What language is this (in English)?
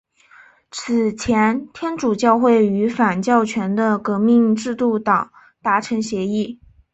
Chinese